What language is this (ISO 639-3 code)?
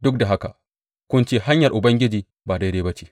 hau